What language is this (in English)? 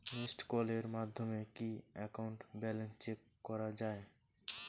Bangla